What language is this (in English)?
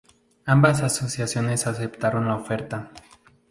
Spanish